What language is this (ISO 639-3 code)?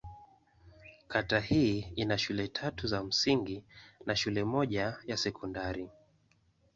swa